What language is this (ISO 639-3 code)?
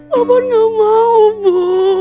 ind